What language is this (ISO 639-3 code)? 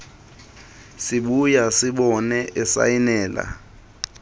xho